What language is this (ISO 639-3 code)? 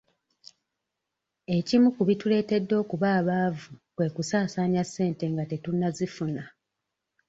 lug